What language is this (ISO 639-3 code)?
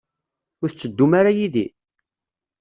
kab